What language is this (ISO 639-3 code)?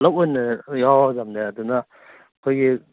mni